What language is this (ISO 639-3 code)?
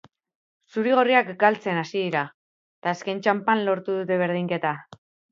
eus